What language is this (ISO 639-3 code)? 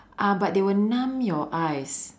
eng